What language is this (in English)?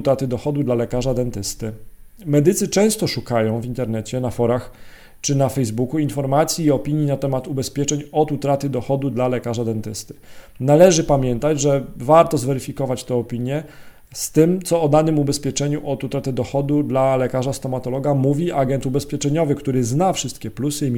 Polish